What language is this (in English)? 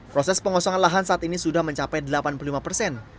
Indonesian